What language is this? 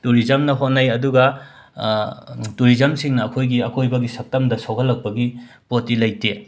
Manipuri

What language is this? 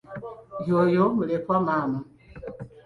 Ganda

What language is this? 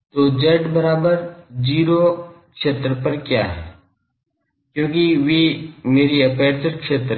Hindi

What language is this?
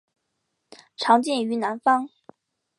Chinese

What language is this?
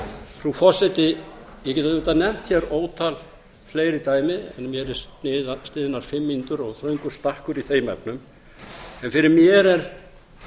Icelandic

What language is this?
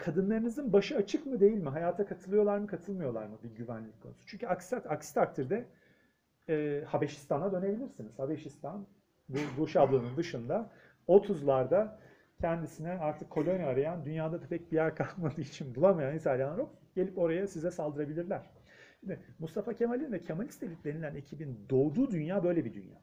Turkish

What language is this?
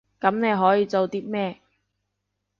Cantonese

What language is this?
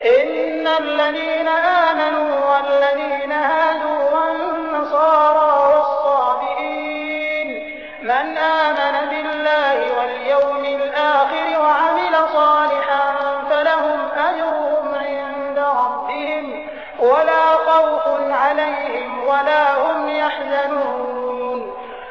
Arabic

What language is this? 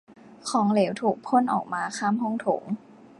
Thai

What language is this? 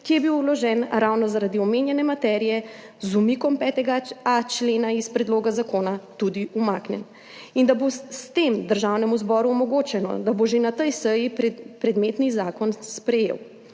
Slovenian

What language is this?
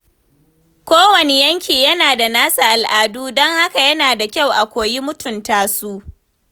Hausa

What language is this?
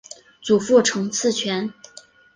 Chinese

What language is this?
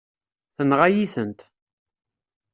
Kabyle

